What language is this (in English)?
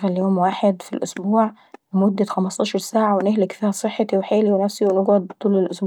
Saidi Arabic